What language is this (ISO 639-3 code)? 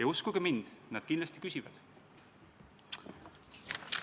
est